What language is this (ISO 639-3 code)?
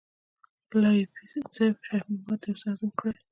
pus